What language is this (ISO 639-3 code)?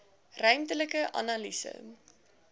afr